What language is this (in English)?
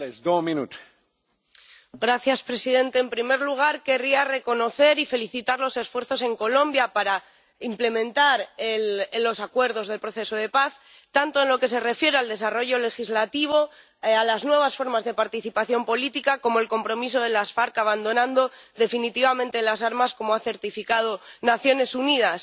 Spanish